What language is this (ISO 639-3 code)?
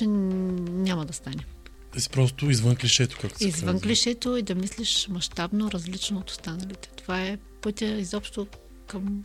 bul